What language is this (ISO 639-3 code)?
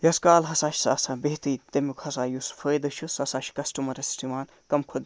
kas